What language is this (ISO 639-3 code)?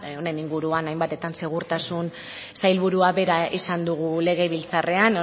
eus